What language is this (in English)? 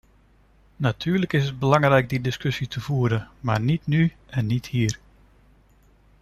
Dutch